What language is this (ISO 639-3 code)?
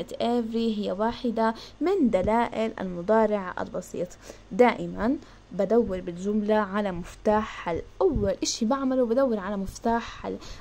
ara